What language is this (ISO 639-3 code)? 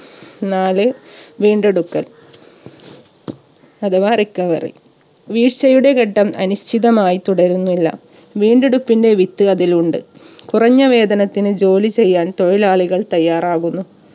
mal